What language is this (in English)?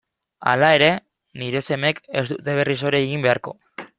Basque